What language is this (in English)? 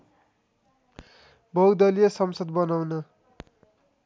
Nepali